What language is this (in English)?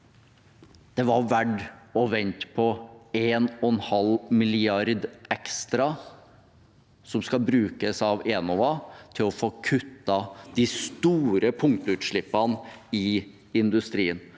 Norwegian